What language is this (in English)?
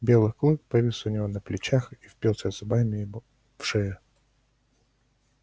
Russian